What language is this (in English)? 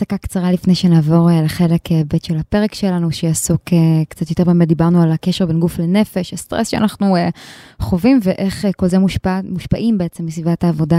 Hebrew